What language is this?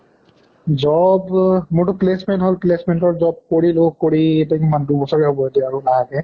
Assamese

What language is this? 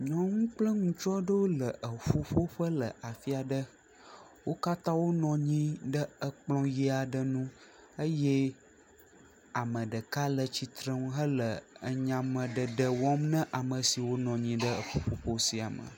Ewe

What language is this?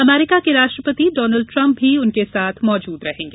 Hindi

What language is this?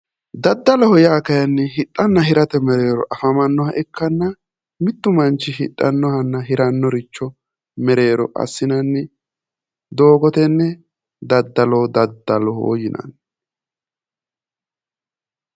Sidamo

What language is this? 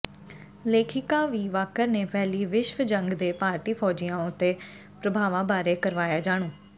Punjabi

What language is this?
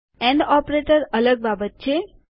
Gujarati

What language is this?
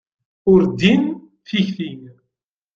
Kabyle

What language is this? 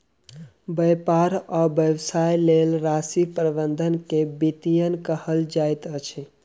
Maithili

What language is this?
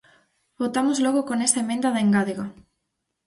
Galician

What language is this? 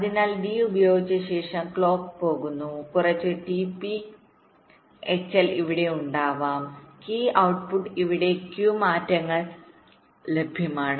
Malayalam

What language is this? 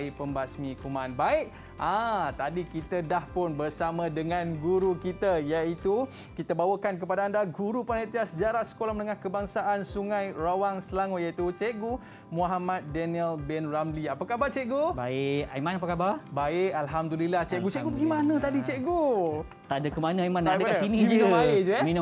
Malay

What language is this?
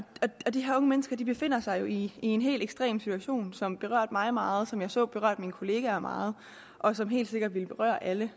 Danish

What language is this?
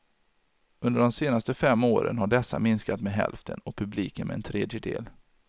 Swedish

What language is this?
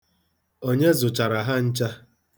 Igbo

